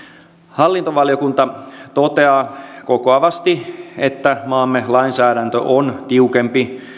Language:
Finnish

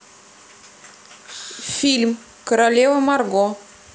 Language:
Russian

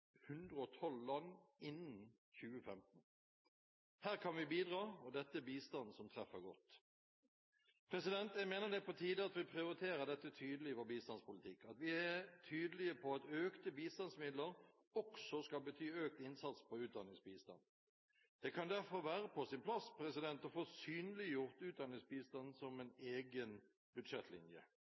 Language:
Norwegian Bokmål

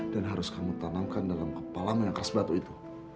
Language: Indonesian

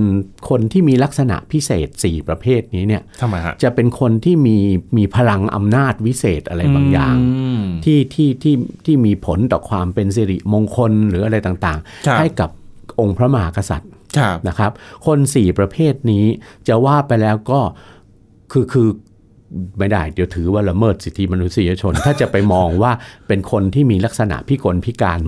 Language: Thai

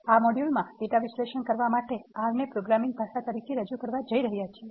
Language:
Gujarati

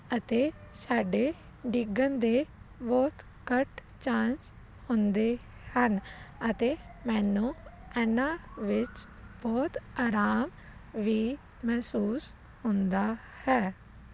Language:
Punjabi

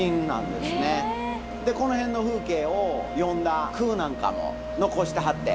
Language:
Japanese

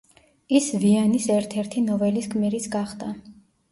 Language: Georgian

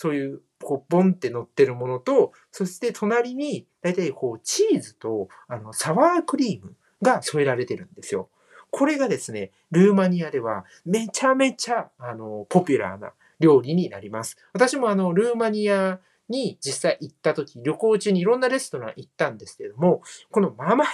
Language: Japanese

